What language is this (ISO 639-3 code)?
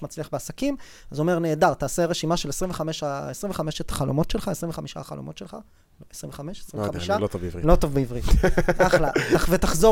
heb